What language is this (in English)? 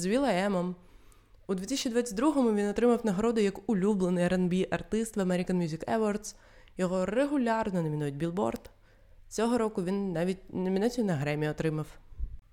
Ukrainian